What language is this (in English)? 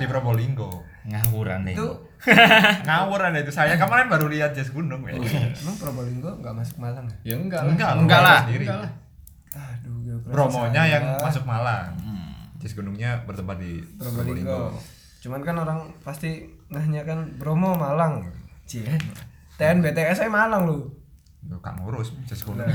Indonesian